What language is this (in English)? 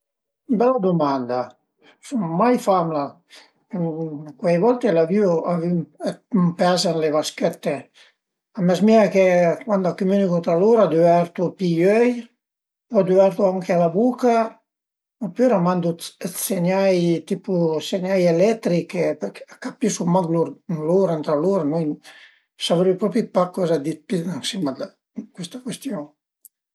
Piedmontese